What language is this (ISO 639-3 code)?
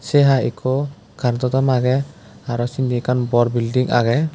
ccp